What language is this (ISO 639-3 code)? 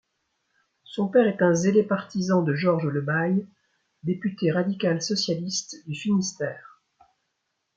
fra